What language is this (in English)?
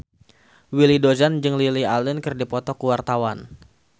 Sundanese